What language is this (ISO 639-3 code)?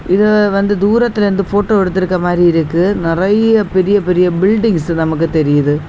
tam